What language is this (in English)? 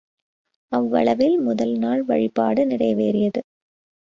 Tamil